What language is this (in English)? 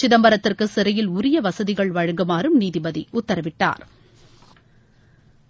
Tamil